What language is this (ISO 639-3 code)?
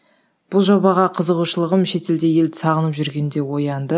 kaz